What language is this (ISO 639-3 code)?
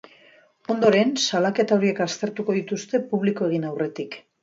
eus